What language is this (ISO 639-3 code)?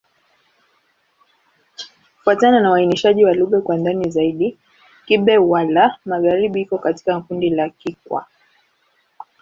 swa